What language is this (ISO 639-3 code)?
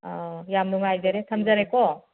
mni